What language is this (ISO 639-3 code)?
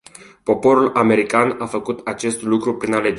ron